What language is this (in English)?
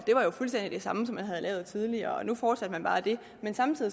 Danish